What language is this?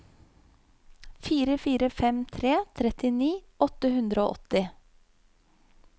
Norwegian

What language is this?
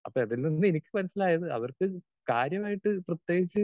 Malayalam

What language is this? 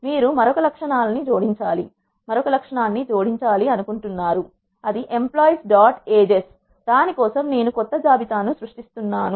Telugu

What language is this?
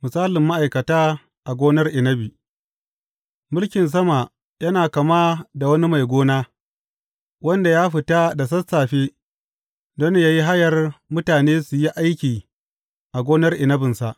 Hausa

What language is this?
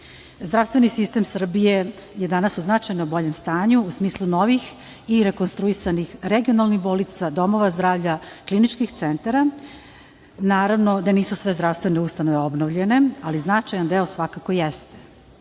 Serbian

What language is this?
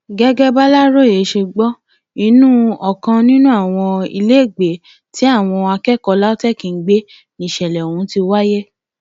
Yoruba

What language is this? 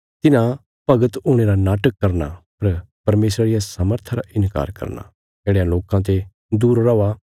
Bilaspuri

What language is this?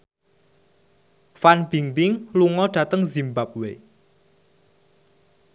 Javanese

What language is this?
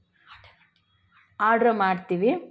Kannada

